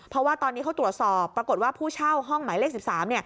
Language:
Thai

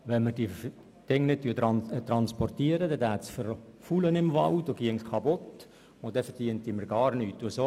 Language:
Swiss German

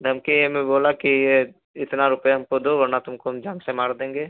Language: Hindi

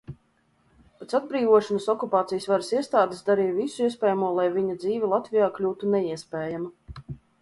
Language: Latvian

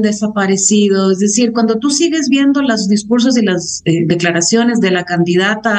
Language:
Spanish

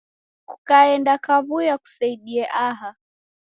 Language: Taita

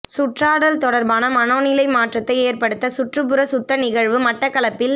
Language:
Tamil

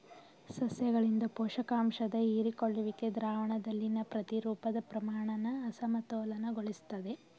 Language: Kannada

